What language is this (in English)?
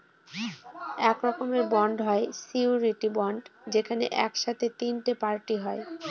Bangla